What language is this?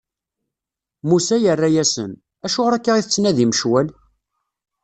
Kabyle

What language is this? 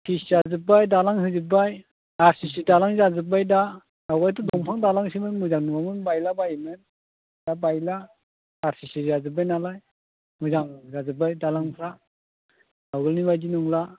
Bodo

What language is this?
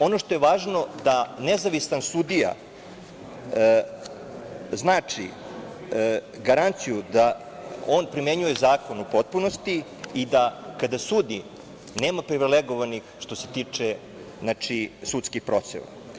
Serbian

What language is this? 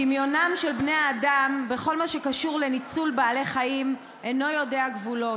Hebrew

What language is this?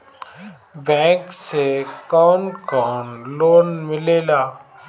Bhojpuri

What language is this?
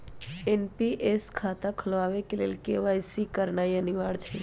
Magahi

